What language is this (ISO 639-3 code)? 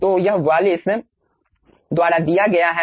hin